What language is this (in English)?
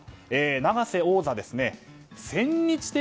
Japanese